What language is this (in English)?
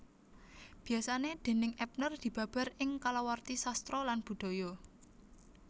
Javanese